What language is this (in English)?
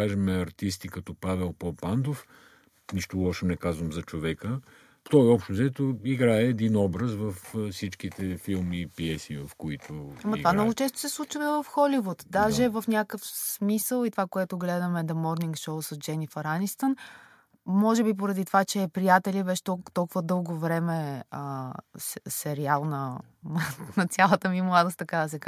Bulgarian